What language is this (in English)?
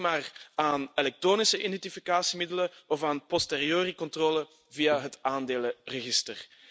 Dutch